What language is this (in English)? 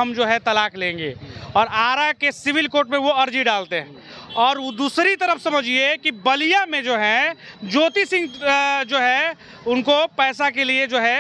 Hindi